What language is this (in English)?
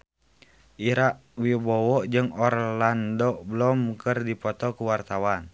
Sundanese